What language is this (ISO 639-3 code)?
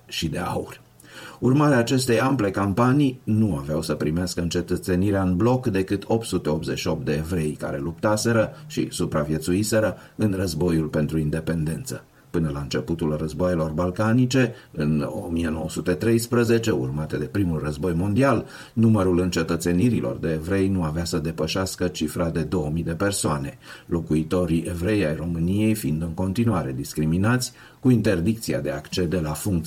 ron